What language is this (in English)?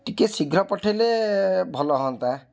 Odia